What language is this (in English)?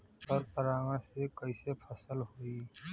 Bhojpuri